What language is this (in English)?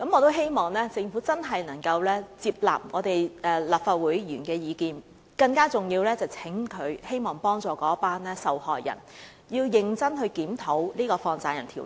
Cantonese